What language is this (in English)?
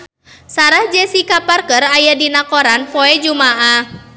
Sundanese